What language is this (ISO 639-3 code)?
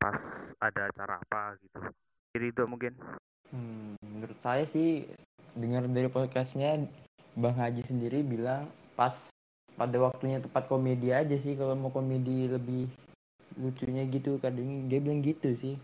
ind